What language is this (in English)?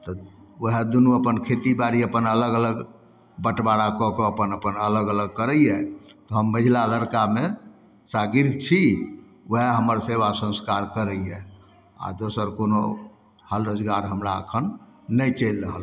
Maithili